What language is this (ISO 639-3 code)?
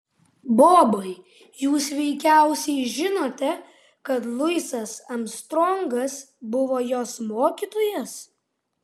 lit